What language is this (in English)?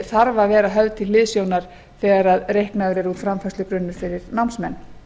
Icelandic